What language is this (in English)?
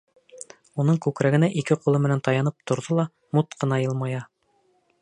Bashkir